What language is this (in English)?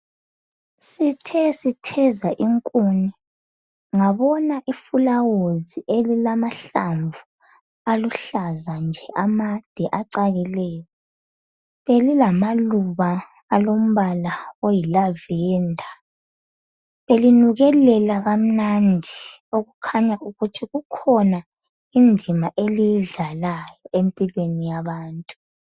North Ndebele